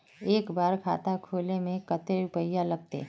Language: Magahi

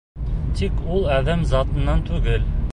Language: Bashkir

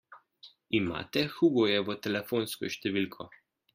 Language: Slovenian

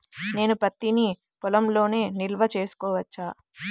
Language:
Telugu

